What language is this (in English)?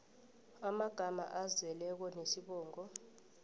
South Ndebele